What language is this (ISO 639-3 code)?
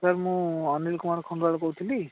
ori